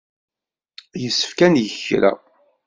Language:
Kabyle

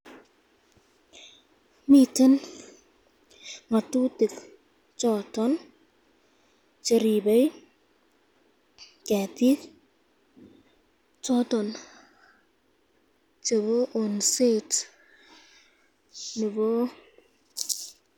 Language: Kalenjin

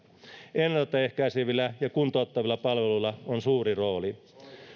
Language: Finnish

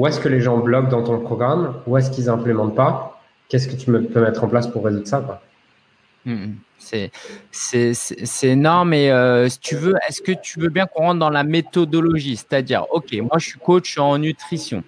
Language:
French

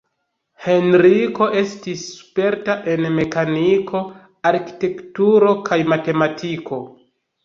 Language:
Esperanto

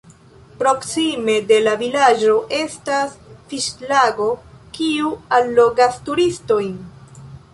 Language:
Esperanto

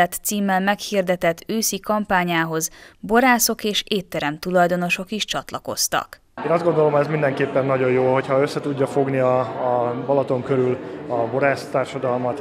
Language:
Hungarian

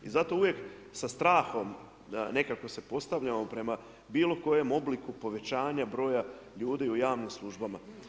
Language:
Croatian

